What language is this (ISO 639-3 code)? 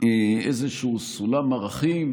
heb